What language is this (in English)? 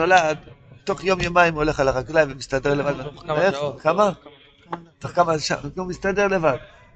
Hebrew